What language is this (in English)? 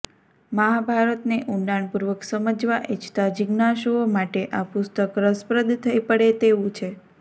Gujarati